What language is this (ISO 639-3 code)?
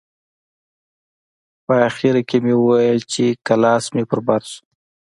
pus